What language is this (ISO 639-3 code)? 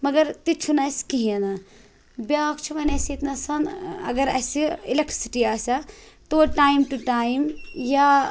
kas